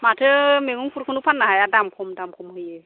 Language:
Bodo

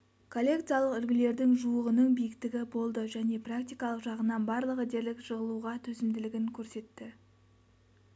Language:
Kazakh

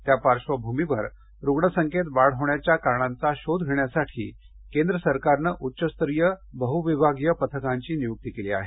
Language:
Marathi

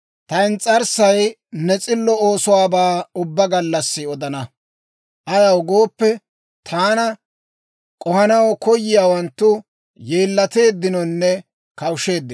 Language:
Dawro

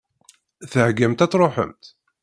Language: Kabyle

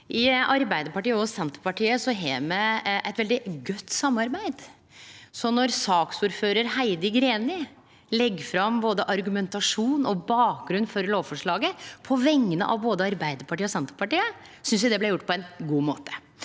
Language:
Norwegian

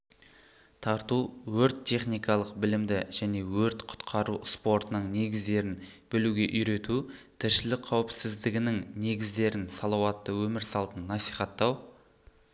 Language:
Kazakh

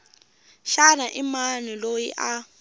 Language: Tsonga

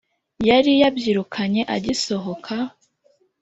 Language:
Kinyarwanda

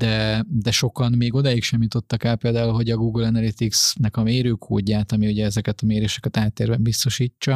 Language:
Hungarian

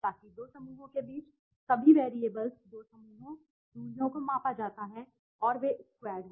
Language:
Hindi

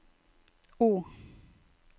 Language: Norwegian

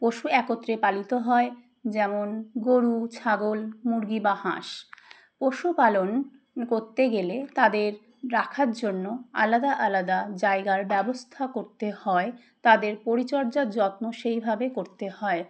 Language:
Bangla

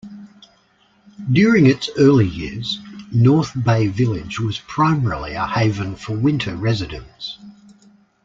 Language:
English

